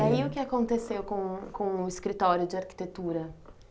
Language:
Portuguese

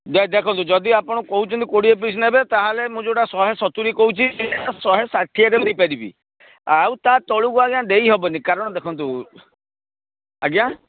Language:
Odia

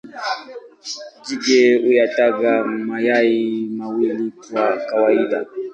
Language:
Swahili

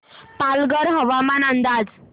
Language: Marathi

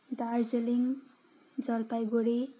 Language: Nepali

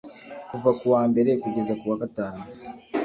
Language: Kinyarwanda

